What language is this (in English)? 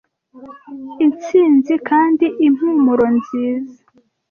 Kinyarwanda